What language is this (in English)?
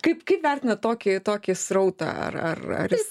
Lithuanian